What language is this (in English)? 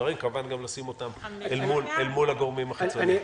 Hebrew